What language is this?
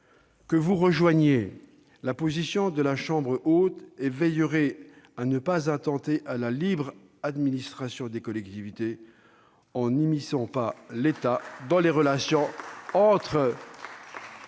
French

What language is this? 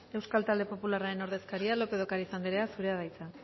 Basque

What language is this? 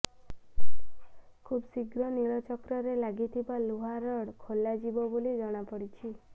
Odia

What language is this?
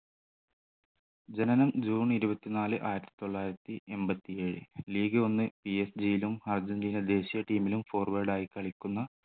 Malayalam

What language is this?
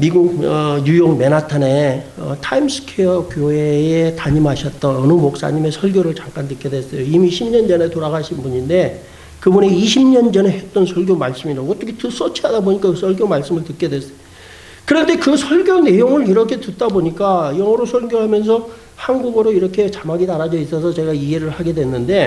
Korean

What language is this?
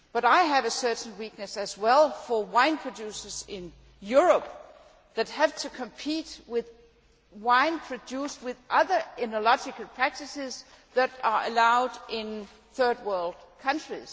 English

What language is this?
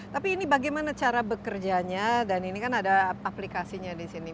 Indonesian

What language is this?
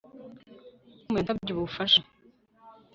Kinyarwanda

